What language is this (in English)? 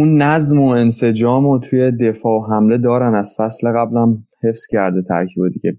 Persian